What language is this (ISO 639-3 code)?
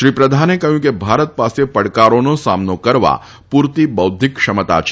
guj